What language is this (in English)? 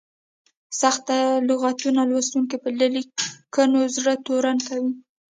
Pashto